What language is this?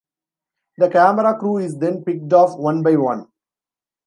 English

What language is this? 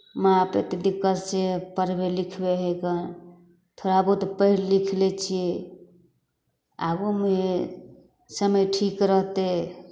Maithili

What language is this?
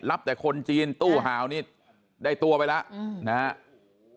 Thai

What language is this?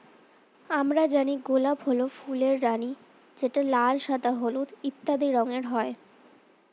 Bangla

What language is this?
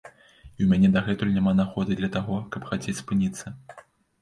Belarusian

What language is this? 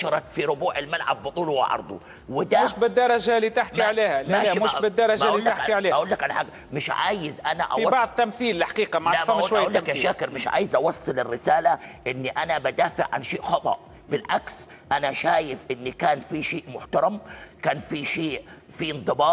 Arabic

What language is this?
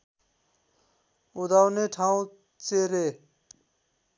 Nepali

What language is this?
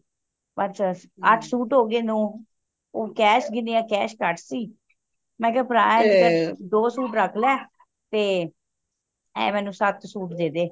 Punjabi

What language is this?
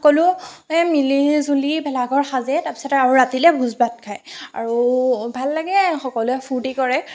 Assamese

